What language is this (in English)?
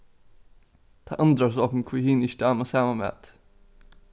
Faroese